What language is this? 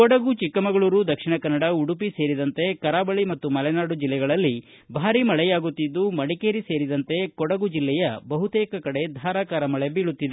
Kannada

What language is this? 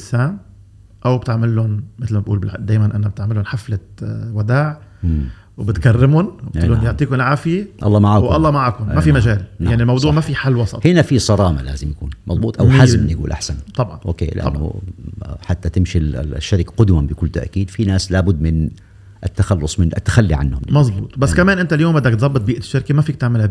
Arabic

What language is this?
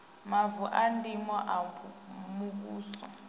Venda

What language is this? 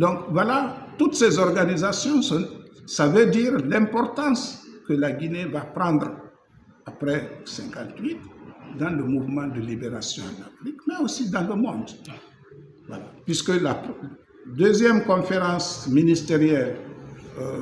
French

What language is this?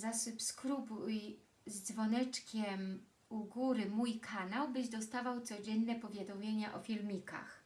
Polish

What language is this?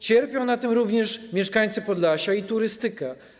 Polish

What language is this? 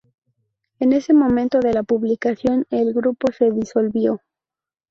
Spanish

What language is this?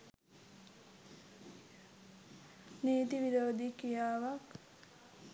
Sinhala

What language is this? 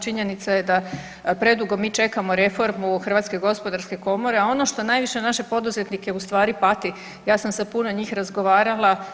Croatian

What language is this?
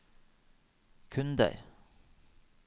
Norwegian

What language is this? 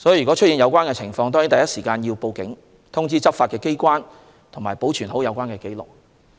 Cantonese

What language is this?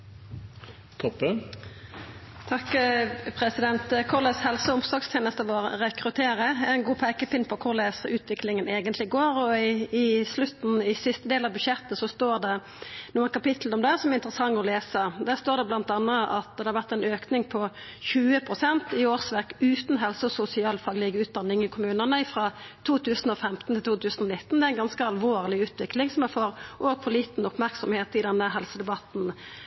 Norwegian Nynorsk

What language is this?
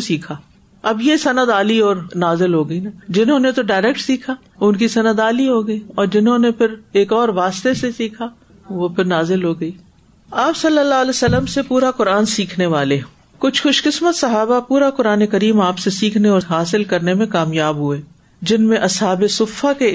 Urdu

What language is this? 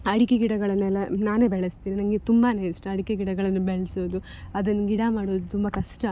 Kannada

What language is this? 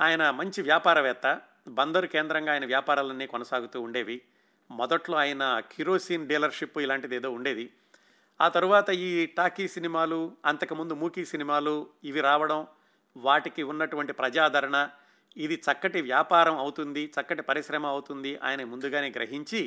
Telugu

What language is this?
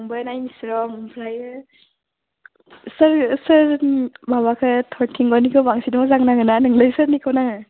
Bodo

